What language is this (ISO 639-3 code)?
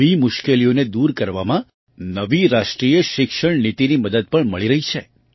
guj